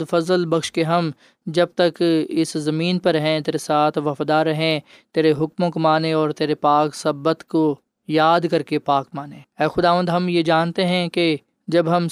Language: Urdu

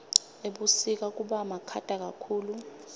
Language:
Swati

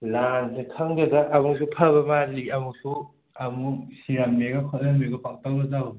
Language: Manipuri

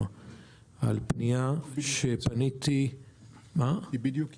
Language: Hebrew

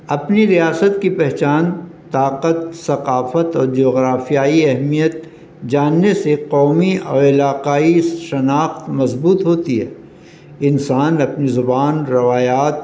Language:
Urdu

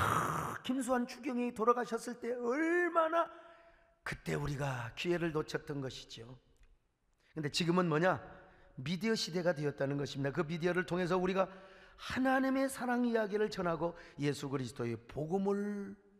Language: Korean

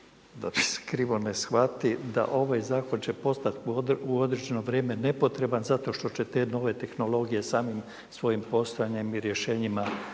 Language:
Croatian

